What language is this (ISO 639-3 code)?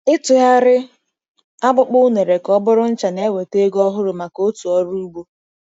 ibo